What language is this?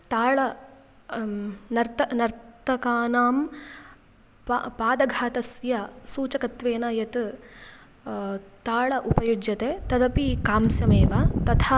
Sanskrit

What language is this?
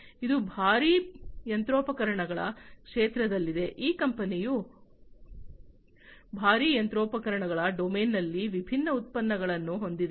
Kannada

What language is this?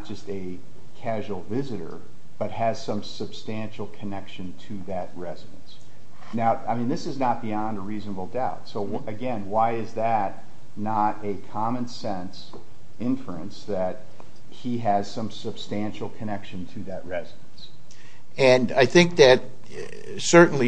English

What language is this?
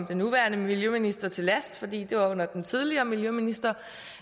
Danish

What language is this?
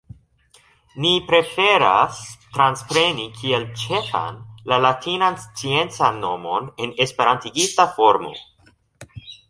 Esperanto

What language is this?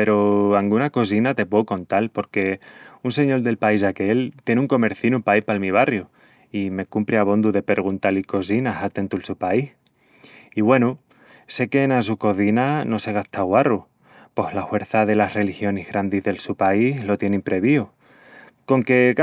Extremaduran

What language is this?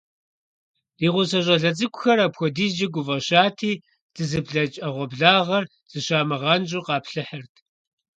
Kabardian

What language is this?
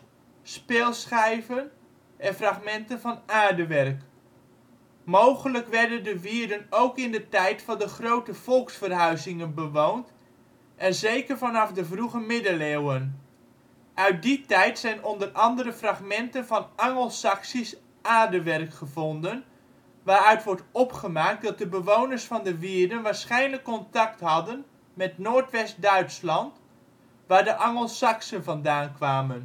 Dutch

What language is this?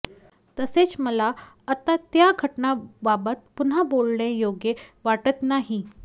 Marathi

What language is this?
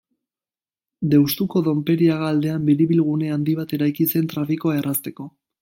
Basque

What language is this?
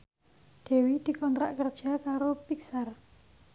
Javanese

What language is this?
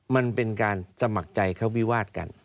Thai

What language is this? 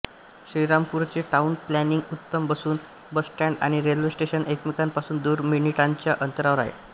Marathi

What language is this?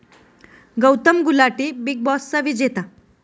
Marathi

